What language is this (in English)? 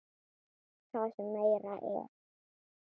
Icelandic